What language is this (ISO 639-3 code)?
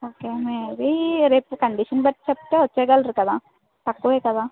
tel